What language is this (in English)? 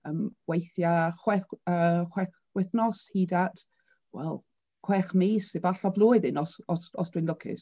Welsh